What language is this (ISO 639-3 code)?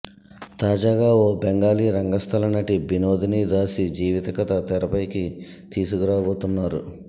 tel